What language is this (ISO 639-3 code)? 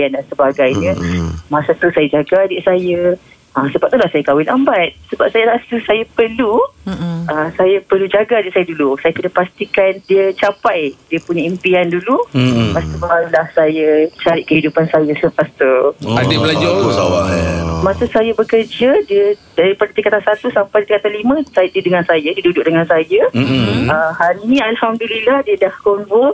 msa